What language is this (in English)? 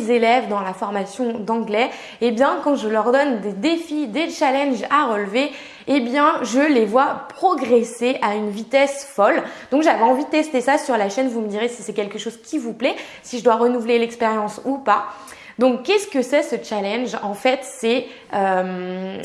French